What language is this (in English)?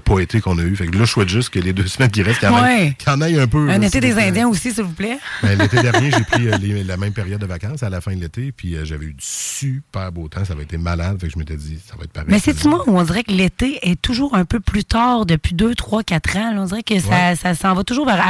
French